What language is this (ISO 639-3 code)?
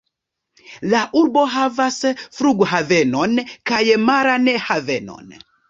epo